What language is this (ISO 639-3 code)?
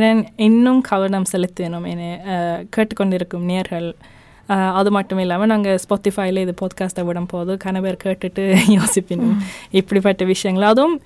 tam